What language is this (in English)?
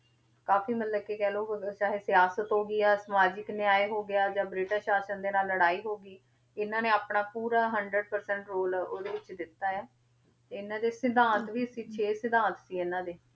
Punjabi